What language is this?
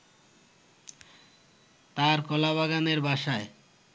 Bangla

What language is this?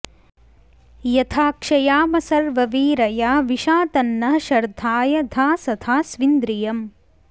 Sanskrit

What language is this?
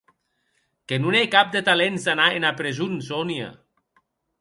Occitan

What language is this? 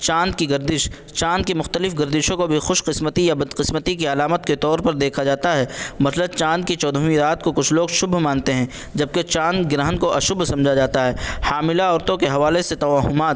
Urdu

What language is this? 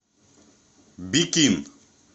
Russian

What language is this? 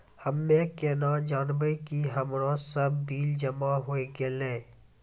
Maithili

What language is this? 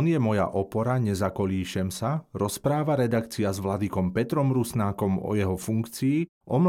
Slovak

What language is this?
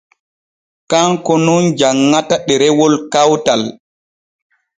Borgu Fulfulde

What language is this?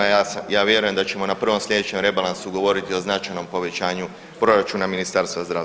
Croatian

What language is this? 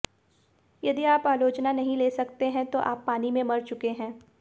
Hindi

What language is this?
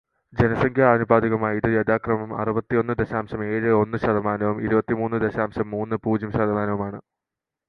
Malayalam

